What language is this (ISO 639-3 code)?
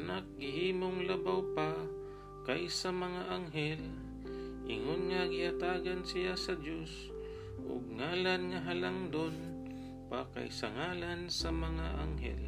fil